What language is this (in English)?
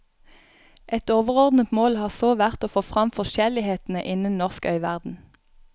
Norwegian